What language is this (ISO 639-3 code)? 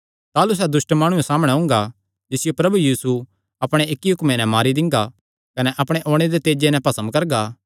xnr